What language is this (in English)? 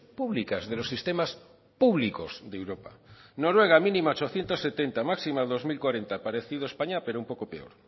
Spanish